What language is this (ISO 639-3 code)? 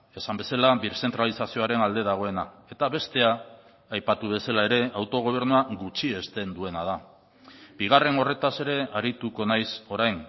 eus